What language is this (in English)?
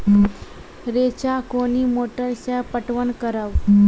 Maithili